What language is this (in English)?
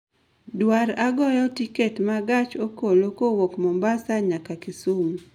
Luo (Kenya and Tanzania)